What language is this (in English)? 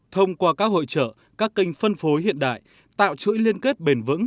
Vietnamese